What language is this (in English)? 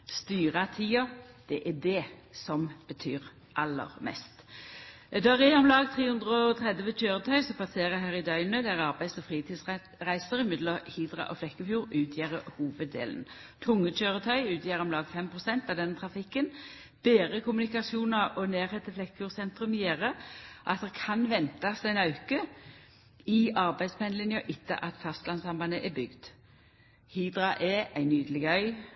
Norwegian Nynorsk